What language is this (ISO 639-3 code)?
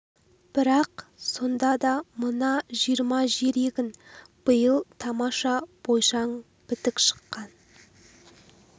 kaz